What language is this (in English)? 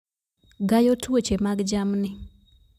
Luo (Kenya and Tanzania)